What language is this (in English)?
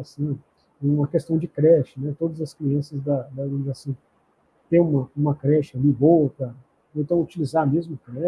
Portuguese